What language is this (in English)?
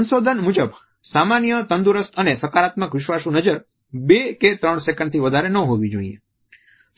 Gujarati